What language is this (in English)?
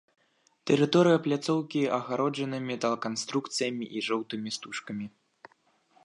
Belarusian